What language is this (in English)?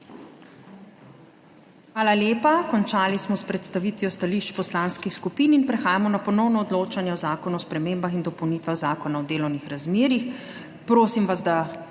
Slovenian